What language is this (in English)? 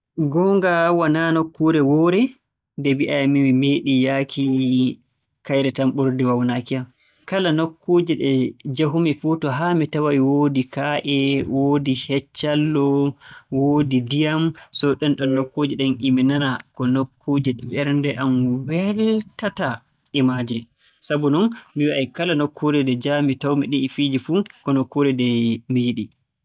Borgu Fulfulde